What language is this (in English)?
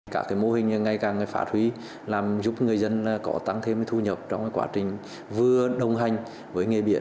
Vietnamese